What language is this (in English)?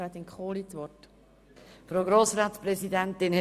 Swiss German